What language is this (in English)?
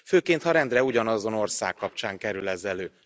Hungarian